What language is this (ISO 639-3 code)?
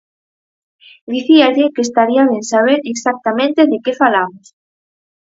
glg